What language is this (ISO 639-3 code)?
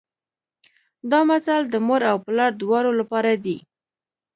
pus